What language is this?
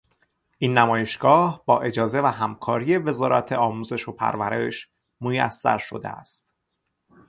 Persian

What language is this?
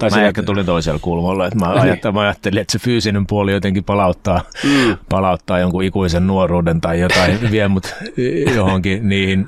Finnish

